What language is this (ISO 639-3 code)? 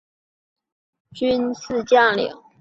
zho